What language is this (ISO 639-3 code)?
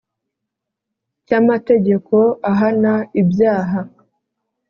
kin